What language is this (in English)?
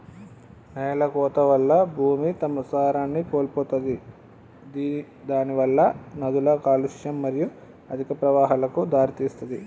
Telugu